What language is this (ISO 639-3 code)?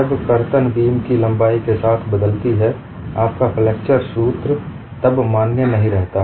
hin